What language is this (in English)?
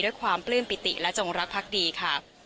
Thai